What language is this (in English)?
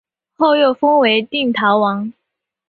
Chinese